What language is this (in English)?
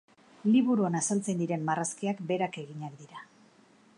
Basque